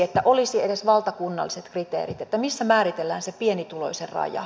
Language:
Finnish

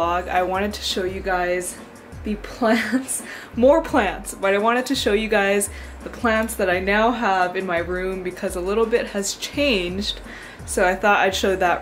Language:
English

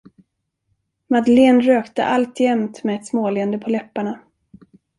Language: Swedish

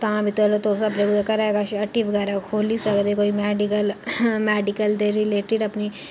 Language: Dogri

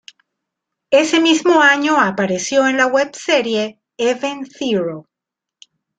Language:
Spanish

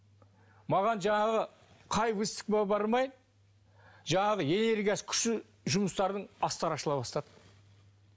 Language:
Kazakh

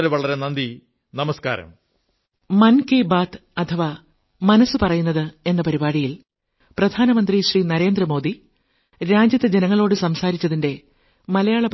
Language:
Malayalam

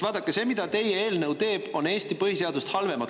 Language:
Estonian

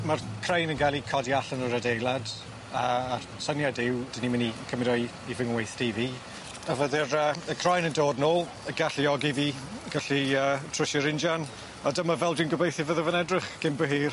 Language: Welsh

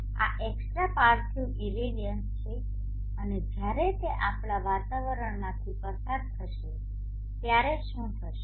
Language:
Gujarati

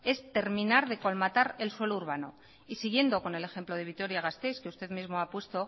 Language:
Spanish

